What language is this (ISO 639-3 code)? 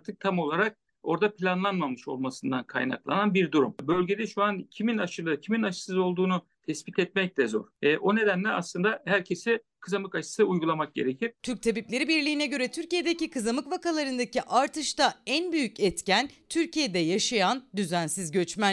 tur